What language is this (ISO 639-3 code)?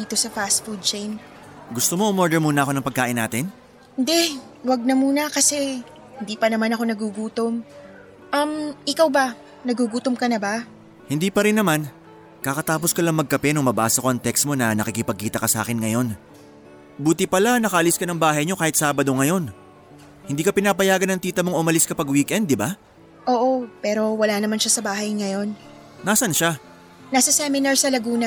fil